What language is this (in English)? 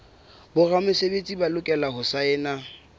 Southern Sotho